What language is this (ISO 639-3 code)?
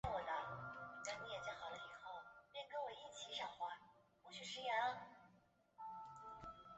zho